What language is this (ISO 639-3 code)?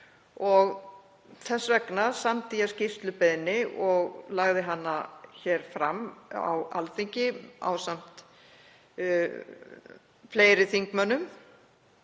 isl